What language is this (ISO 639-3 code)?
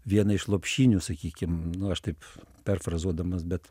lit